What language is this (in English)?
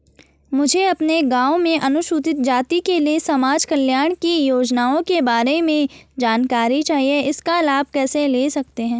Hindi